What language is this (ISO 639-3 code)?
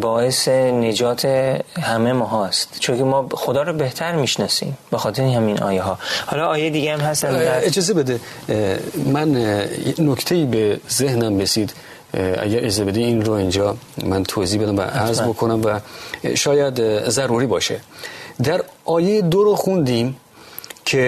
fas